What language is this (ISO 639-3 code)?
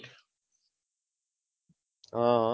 guj